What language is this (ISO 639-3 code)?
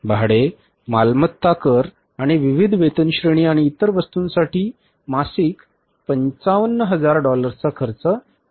mar